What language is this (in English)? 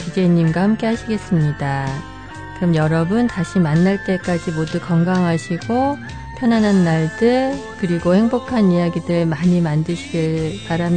Korean